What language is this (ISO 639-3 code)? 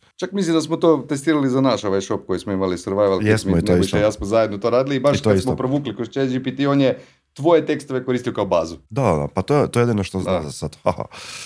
hrv